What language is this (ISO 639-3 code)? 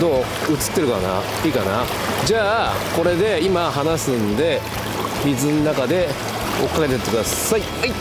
jpn